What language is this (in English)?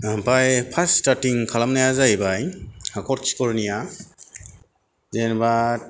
Bodo